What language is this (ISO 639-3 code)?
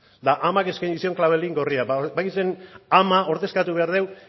eus